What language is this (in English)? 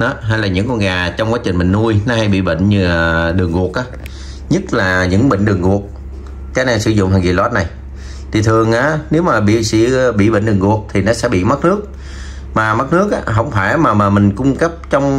Vietnamese